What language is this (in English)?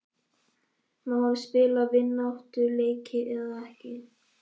Icelandic